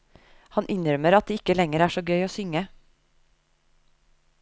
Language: Norwegian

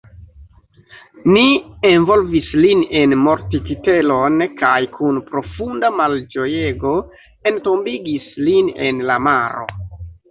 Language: Esperanto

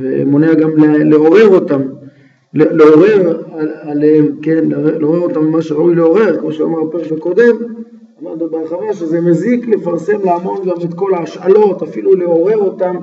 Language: Hebrew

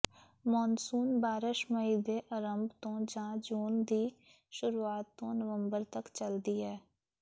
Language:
Punjabi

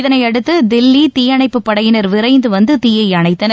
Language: Tamil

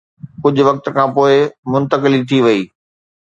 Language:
Sindhi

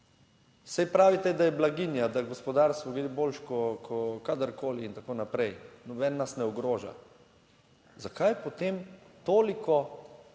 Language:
Slovenian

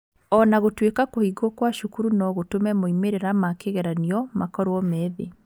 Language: Kikuyu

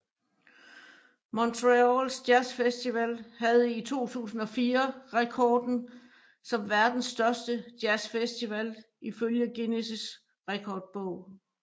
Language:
Danish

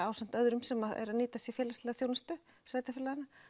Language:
Icelandic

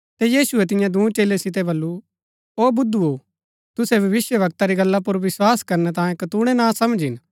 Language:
Gaddi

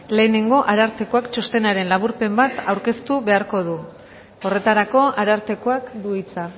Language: Basque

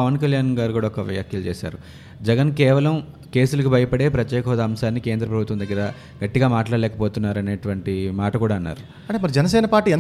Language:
Telugu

